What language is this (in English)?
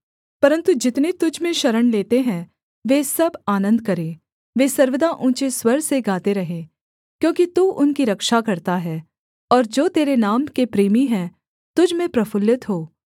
Hindi